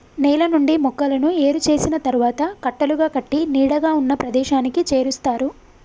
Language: Telugu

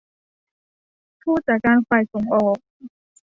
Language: Thai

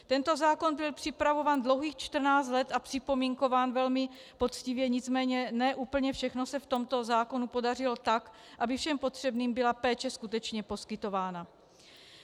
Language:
Czech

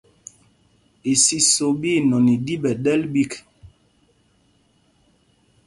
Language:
Mpumpong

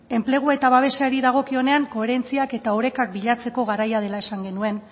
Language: Basque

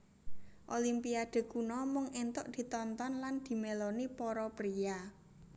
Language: Javanese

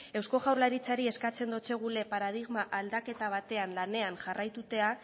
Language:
Basque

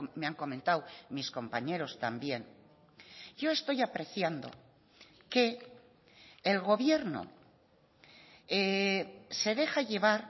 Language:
Spanish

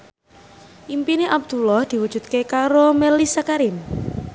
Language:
Javanese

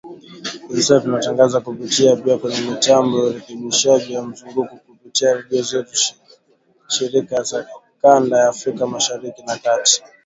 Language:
Swahili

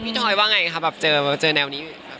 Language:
Thai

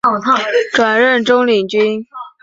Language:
Chinese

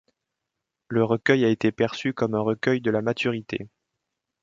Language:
French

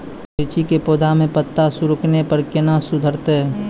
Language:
Maithili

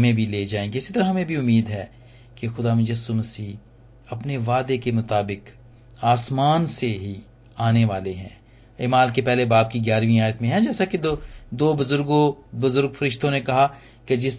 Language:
Hindi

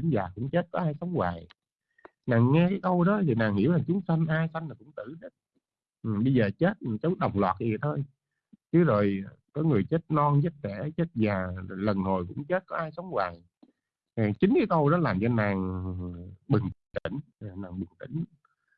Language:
Vietnamese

